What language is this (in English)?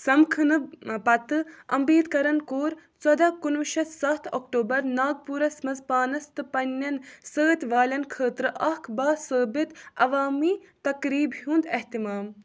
Kashmiri